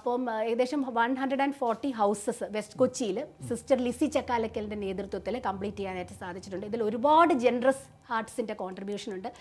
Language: Malayalam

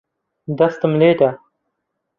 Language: Central Kurdish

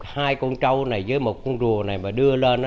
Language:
Vietnamese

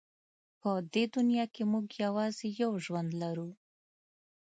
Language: Pashto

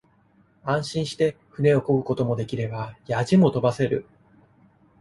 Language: Japanese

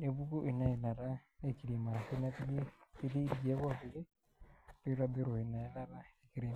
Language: Masai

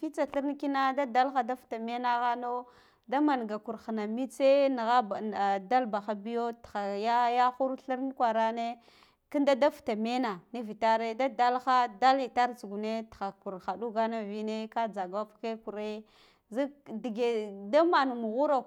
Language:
Guduf-Gava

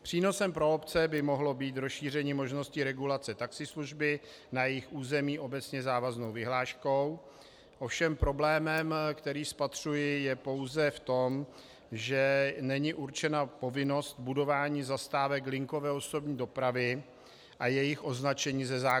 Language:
Czech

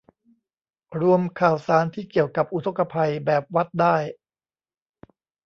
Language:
Thai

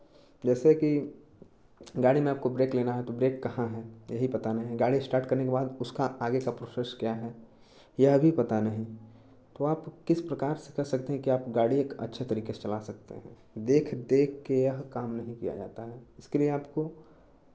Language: Hindi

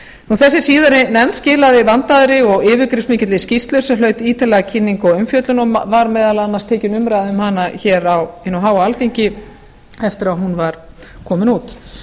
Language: Icelandic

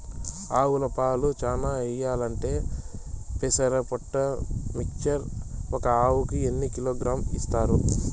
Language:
Telugu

